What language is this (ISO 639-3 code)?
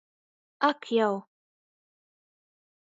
ltg